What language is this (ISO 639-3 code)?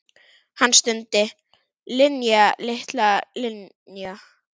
isl